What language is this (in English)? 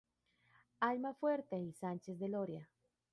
Spanish